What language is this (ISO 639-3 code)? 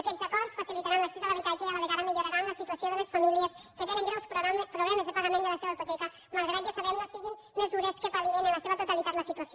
cat